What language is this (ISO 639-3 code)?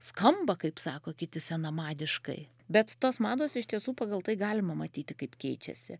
lit